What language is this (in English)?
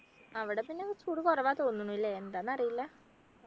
Malayalam